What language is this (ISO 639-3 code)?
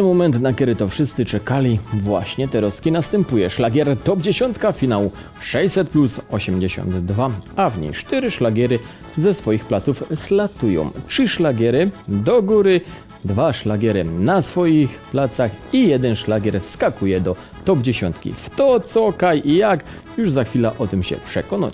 pol